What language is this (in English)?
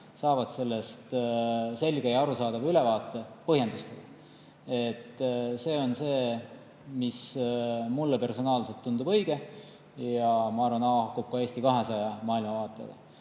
Estonian